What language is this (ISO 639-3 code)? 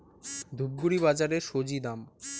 ben